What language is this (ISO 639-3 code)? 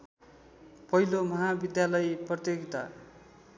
nep